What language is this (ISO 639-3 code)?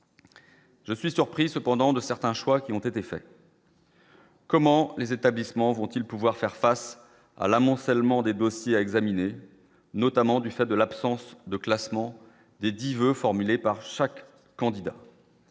fra